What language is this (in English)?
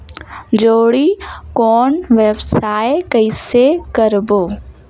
Chhattisgarhi